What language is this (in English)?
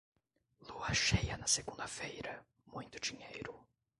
Portuguese